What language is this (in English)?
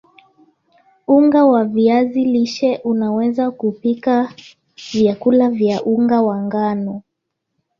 Swahili